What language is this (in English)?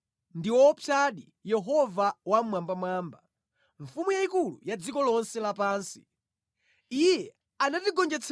Nyanja